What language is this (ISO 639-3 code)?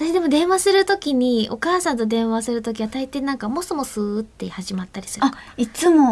jpn